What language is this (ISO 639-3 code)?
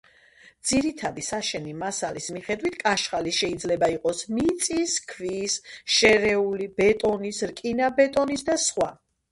kat